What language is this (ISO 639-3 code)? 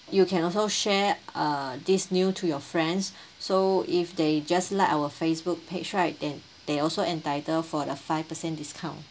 eng